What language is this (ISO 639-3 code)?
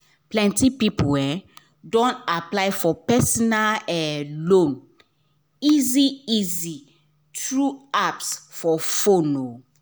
pcm